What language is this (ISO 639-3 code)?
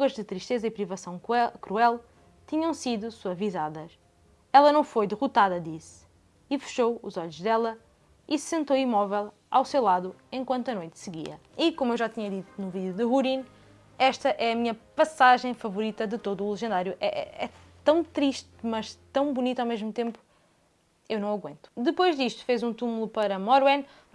por